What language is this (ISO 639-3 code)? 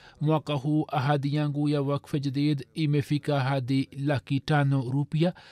swa